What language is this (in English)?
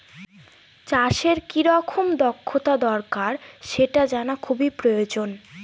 Bangla